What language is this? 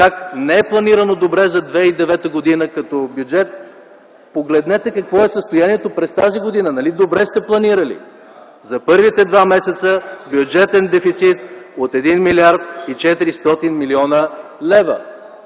Bulgarian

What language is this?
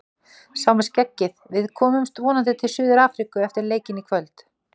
Icelandic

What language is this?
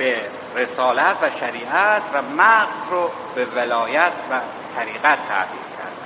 Persian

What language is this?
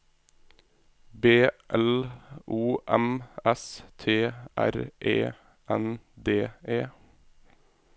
Norwegian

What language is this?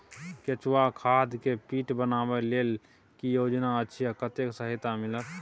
Maithili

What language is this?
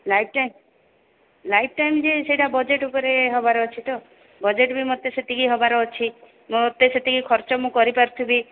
Odia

